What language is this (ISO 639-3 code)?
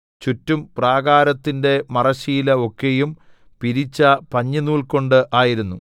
mal